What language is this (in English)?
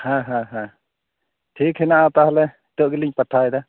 Santali